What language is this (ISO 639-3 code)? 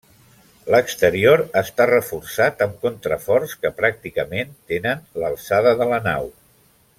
cat